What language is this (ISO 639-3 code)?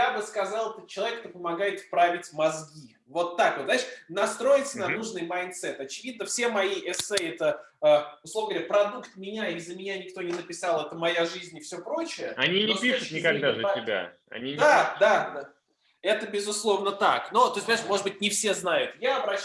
rus